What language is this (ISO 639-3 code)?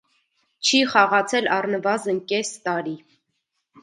hye